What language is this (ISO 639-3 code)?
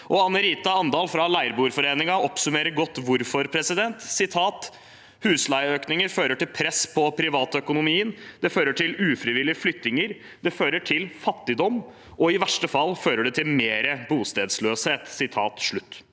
nor